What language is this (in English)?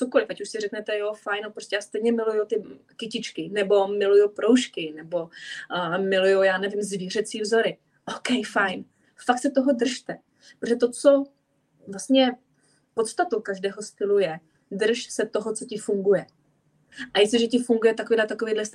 Czech